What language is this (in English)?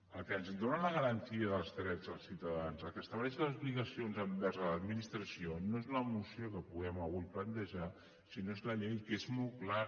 Catalan